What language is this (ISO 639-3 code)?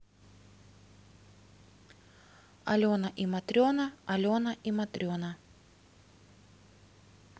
rus